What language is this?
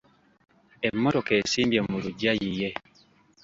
Ganda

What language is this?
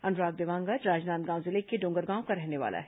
Hindi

